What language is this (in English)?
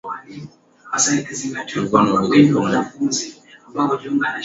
Swahili